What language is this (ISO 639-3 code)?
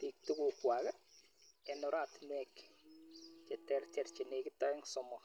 kln